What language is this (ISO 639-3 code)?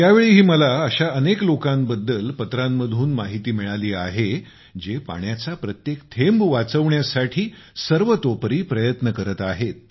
mar